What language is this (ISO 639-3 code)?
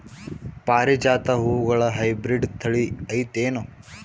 kan